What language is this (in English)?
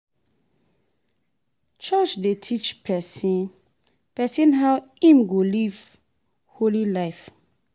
Nigerian Pidgin